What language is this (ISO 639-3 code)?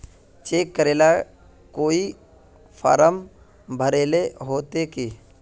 mag